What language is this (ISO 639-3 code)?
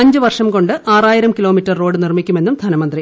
mal